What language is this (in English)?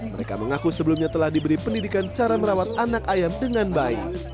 Indonesian